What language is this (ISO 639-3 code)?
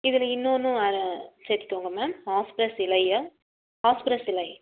tam